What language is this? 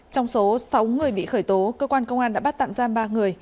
Vietnamese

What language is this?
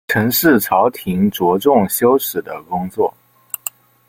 Chinese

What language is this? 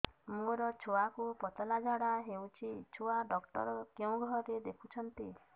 Odia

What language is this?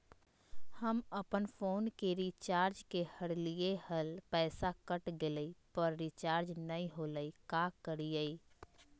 Magahi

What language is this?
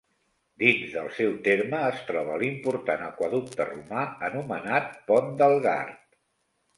Catalan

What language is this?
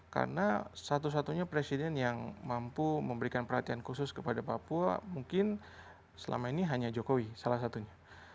Indonesian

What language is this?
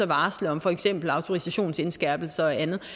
Danish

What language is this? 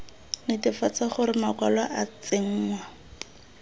Tswana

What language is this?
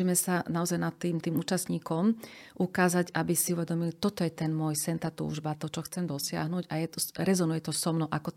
Slovak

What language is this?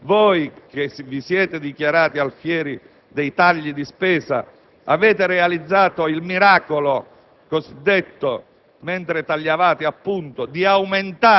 Italian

